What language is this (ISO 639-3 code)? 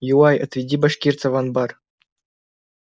rus